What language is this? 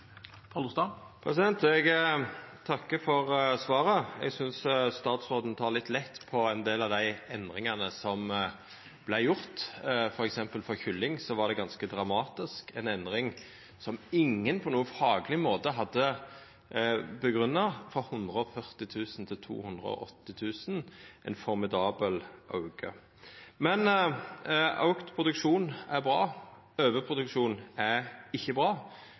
Norwegian Nynorsk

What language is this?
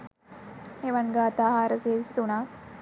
Sinhala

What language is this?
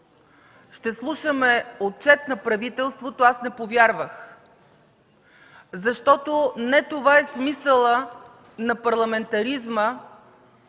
Bulgarian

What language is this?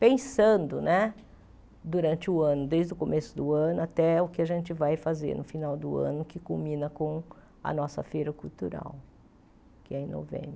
Portuguese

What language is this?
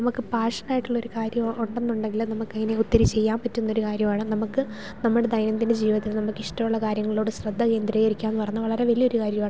Malayalam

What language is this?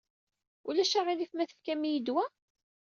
Kabyle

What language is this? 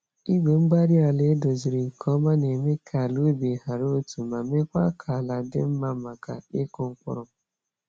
Igbo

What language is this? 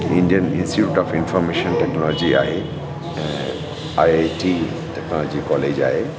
Sindhi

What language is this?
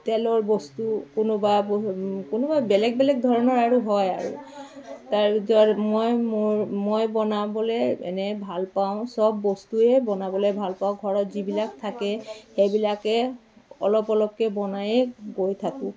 Assamese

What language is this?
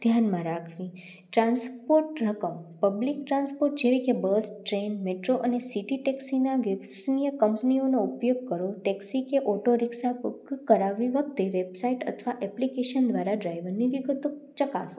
Gujarati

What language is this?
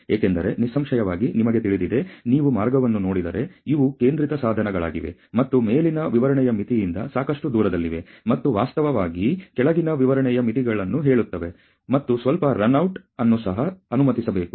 Kannada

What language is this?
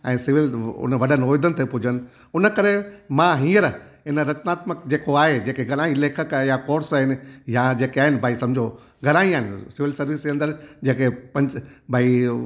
Sindhi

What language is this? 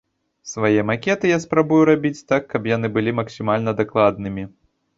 Belarusian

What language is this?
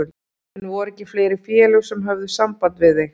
Icelandic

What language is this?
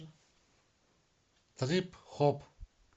Russian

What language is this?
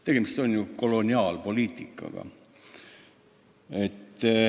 Estonian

